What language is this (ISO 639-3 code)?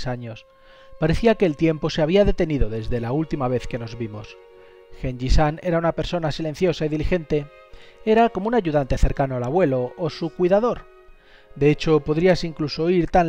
spa